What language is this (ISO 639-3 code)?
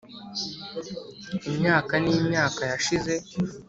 kin